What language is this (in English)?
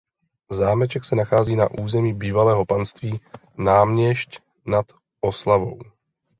Czech